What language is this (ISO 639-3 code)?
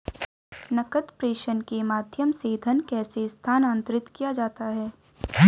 hin